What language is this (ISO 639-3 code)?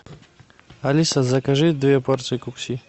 rus